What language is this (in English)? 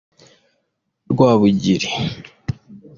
Kinyarwanda